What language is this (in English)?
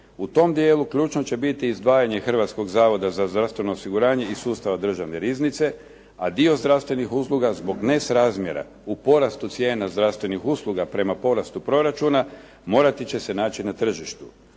Croatian